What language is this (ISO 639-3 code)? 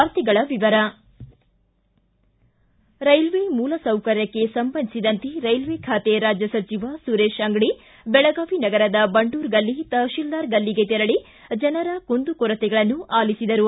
kan